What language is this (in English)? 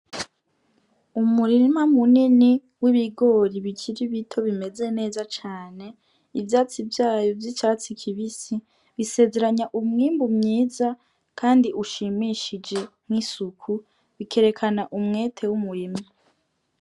Rundi